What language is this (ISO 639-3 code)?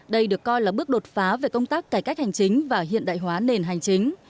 vie